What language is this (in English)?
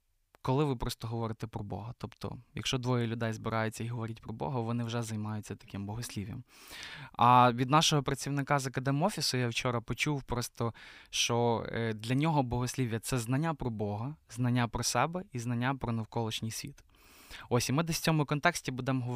Ukrainian